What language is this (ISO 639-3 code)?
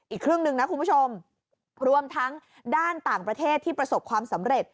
tha